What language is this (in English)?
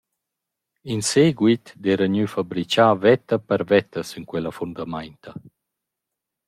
Romansh